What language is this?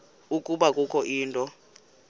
Xhosa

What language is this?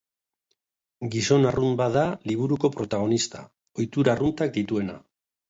Basque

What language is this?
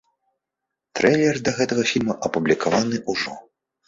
Belarusian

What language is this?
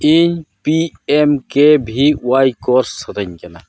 Santali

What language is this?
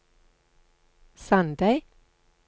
Norwegian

